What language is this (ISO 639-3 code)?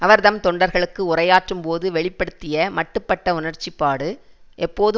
tam